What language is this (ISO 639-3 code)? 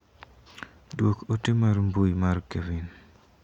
luo